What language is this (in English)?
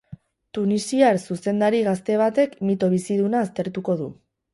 Basque